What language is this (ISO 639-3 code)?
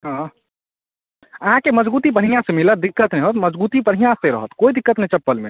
mai